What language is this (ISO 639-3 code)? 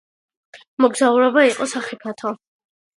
kat